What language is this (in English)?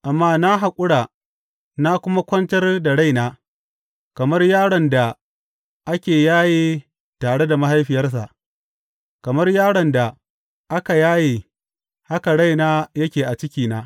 Hausa